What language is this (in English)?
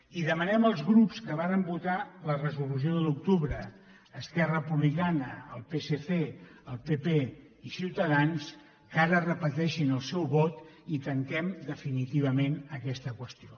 Catalan